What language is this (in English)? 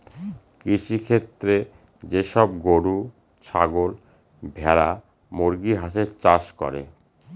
Bangla